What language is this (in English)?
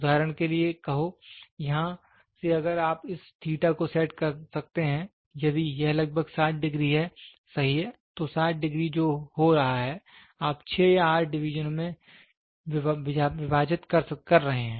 Hindi